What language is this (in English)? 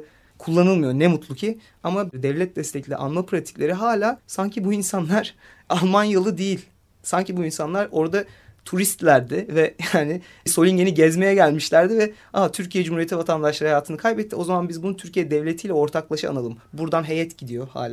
Turkish